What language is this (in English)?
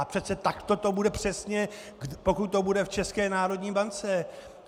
Czech